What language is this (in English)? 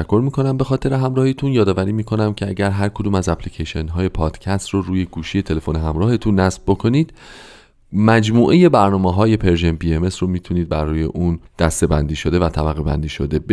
Persian